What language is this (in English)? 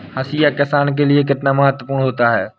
Hindi